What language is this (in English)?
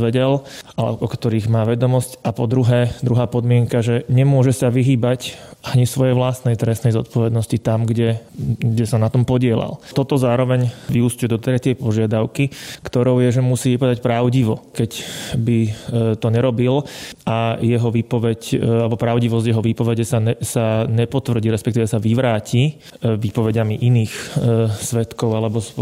Slovak